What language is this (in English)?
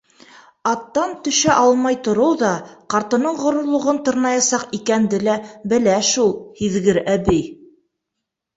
Bashkir